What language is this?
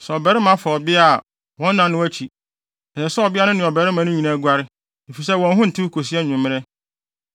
Akan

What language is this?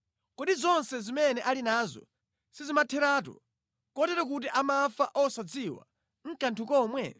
Nyanja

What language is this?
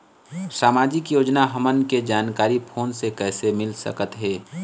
Chhattisgarhi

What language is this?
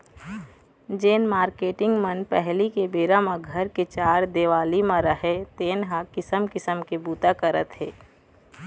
Chhattisgarhi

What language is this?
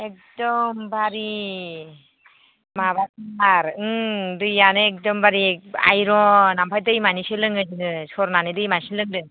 Bodo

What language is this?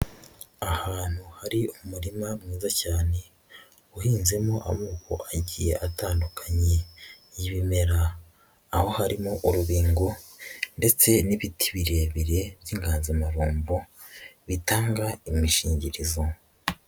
Kinyarwanda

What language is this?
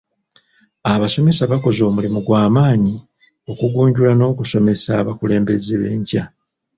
Ganda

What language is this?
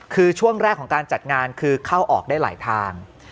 Thai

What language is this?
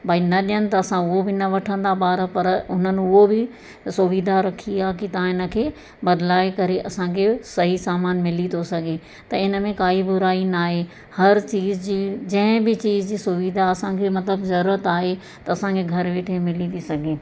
Sindhi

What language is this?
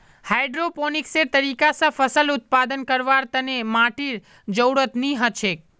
Magahi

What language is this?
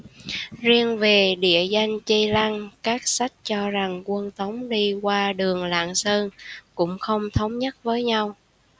Vietnamese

